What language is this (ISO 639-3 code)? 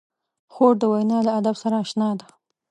pus